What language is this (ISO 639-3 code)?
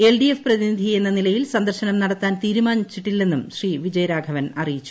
mal